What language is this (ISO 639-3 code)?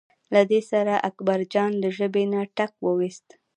pus